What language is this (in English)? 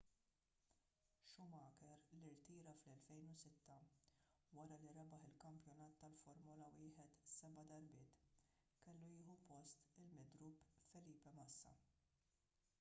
Maltese